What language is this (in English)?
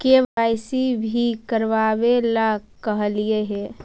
Magahi